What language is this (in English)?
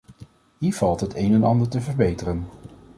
Dutch